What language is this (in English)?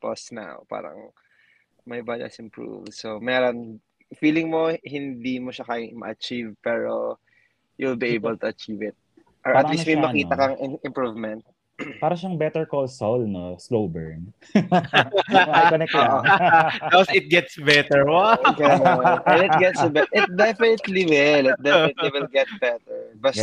Filipino